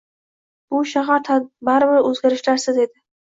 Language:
Uzbek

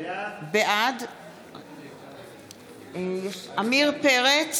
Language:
Hebrew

